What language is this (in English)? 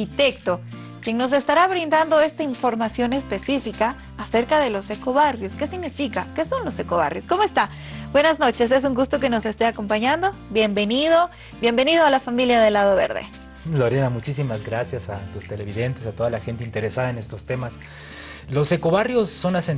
Spanish